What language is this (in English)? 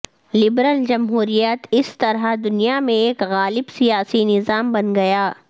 Urdu